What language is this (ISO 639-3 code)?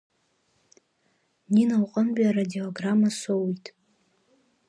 abk